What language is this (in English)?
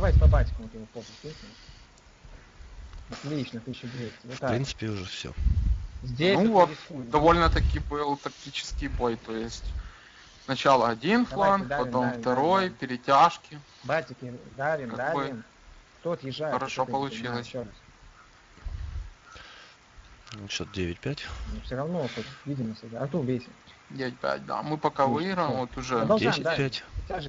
Russian